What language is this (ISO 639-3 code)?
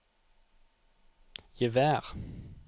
nor